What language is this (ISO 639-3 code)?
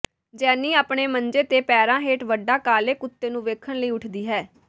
pan